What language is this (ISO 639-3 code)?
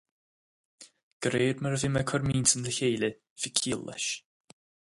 gle